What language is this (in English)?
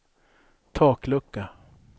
Swedish